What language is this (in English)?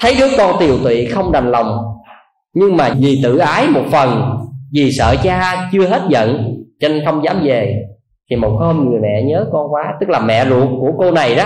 Vietnamese